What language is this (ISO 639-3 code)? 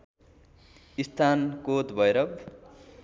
nep